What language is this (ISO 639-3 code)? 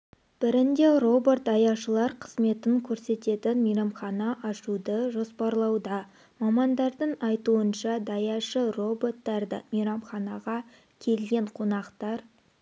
kaz